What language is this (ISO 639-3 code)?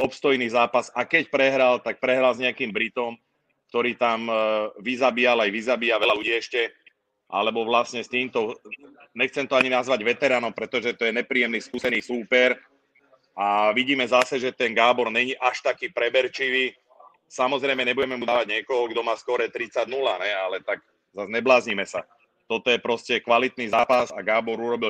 ces